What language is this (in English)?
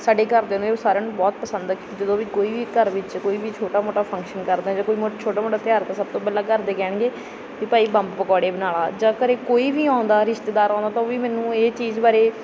Punjabi